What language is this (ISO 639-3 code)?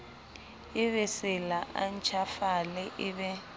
sot